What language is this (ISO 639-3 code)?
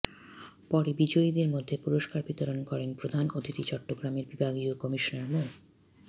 ben